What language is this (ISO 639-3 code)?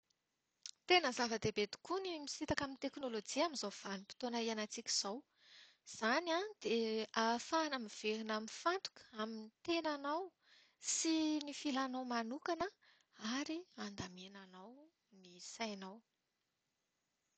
mlg